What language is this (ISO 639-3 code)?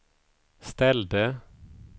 swe